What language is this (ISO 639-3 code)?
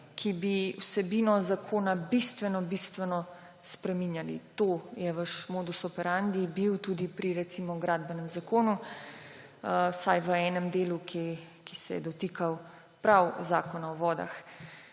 slv